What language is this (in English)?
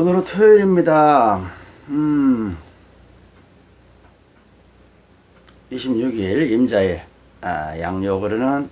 Korean